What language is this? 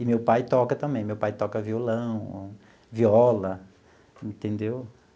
Portuguese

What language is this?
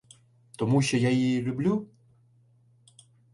Ukrainian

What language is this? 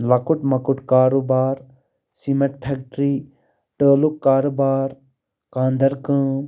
Kashmiri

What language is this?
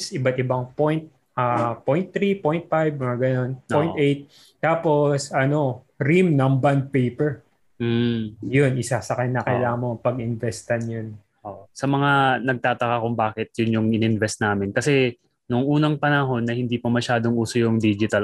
Filipino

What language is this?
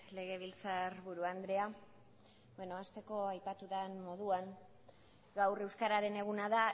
Basque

